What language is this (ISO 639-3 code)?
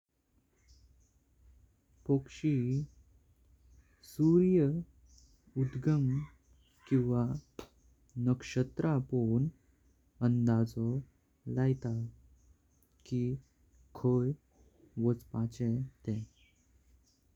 kok